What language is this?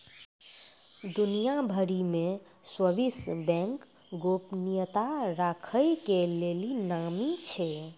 Maithili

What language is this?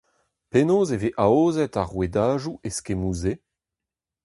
Breton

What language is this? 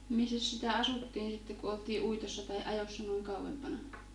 Finnish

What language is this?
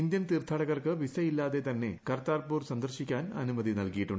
Malayalam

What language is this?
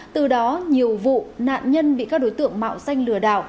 Vietnamese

